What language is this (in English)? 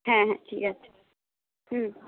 Bangla